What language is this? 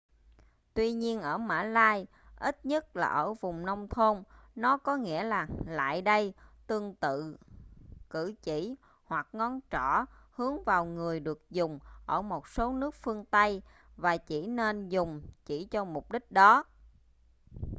Vietnamese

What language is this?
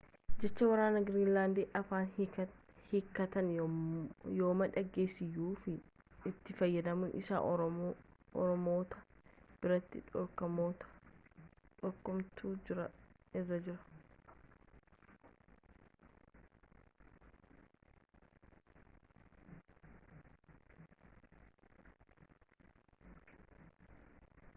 Oromo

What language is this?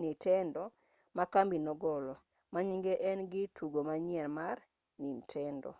Luo (Kenya and Tanzania)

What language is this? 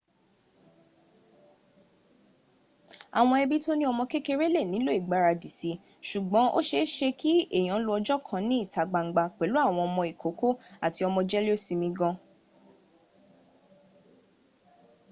Yoruba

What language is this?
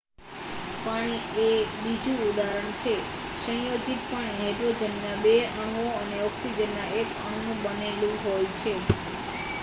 Gujarati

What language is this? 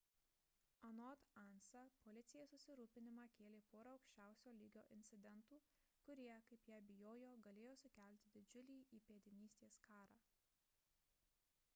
Lithuanian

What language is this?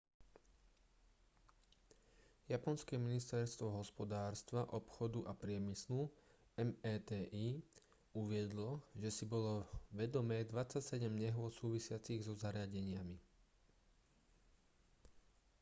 Slovak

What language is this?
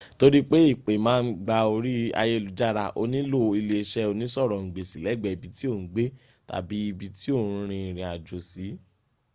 Yoruba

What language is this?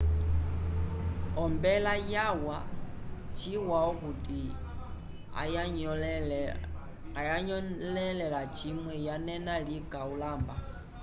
Umbundu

